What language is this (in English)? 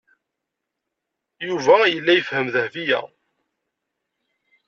Kabyle